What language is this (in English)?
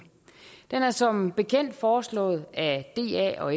Danish